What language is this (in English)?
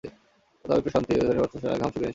Bangla